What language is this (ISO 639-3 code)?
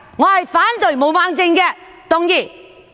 yue